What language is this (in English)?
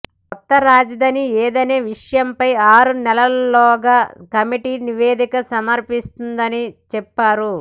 Telugu